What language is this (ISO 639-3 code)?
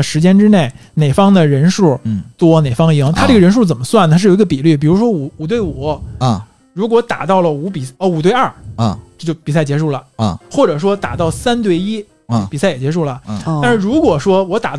zho